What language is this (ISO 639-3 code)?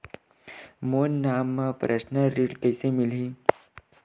hne